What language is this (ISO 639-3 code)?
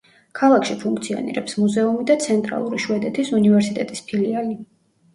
kat